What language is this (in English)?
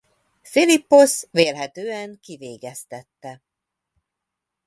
Hungarian